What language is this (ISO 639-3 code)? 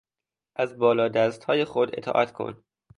fas